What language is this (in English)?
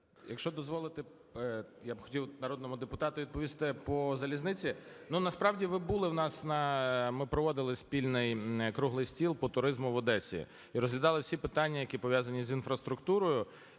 Ukrainian